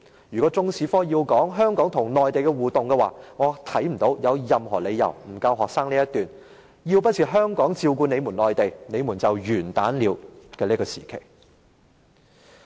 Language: Cantonese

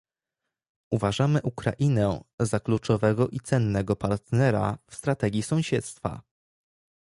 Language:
Polish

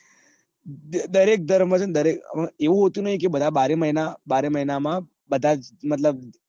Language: Gujarati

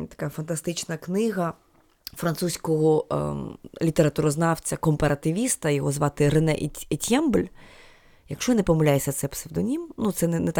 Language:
Ukrainian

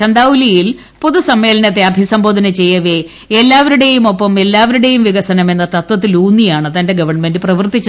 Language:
Malayalam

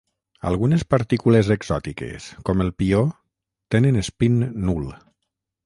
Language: Catalan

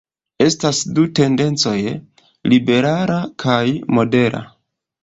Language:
Esperanto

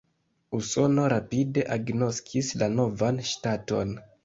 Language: Esperanto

